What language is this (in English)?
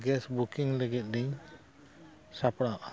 Santali